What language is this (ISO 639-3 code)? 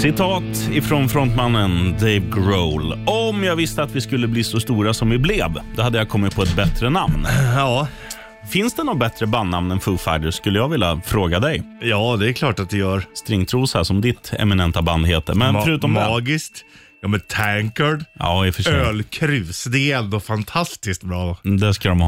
swe